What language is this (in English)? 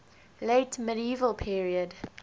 English